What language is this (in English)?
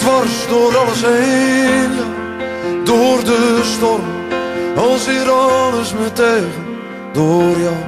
Dutch